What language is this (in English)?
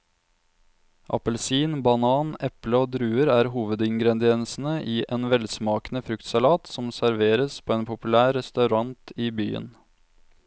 Norwegian